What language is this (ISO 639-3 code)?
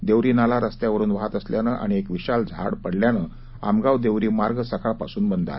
mar